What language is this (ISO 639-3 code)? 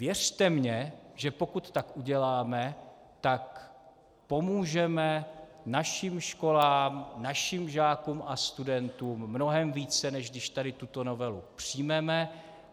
ces